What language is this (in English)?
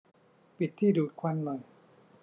Thai